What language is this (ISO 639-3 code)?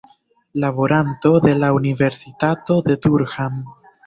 epo